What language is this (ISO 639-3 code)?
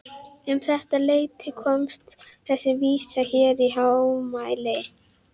isl